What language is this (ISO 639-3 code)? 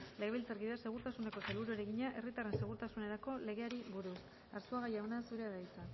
eus